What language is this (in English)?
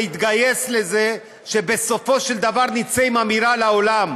Hebrew